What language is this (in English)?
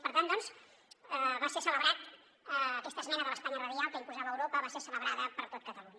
Catalan